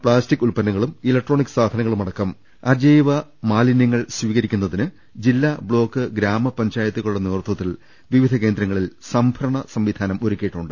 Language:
Malayalam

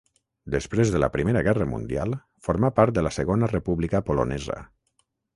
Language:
Catalan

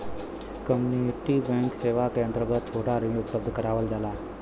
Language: Bhojpuri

